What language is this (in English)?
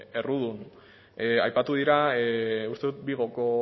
Basque